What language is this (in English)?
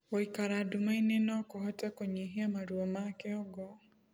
Kikuyu